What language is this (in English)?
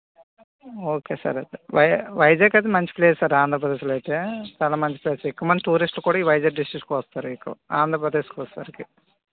Telugu